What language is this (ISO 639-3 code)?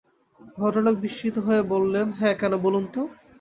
ben